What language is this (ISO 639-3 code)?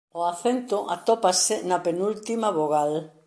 glg